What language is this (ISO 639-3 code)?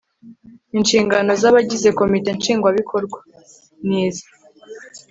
kin